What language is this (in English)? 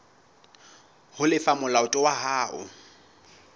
Southern Sotho